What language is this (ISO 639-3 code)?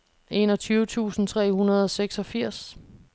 dan